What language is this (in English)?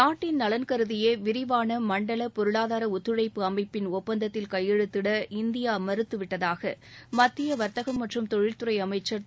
Tamil